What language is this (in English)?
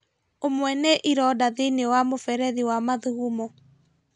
Kikuyu